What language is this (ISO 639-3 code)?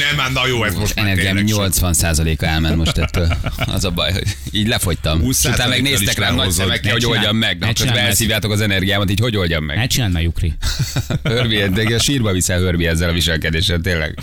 hun